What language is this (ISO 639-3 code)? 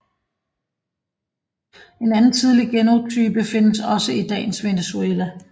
dan